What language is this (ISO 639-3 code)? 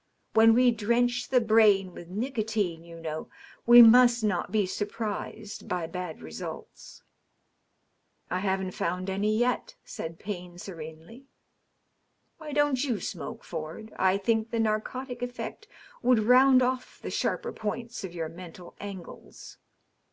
eng